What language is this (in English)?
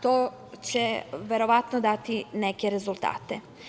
Serbian